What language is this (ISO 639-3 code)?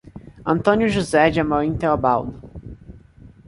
por